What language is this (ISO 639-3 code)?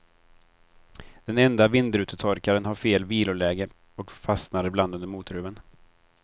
swe